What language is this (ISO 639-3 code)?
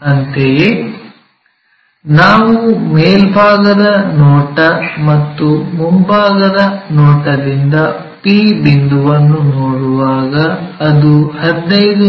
kan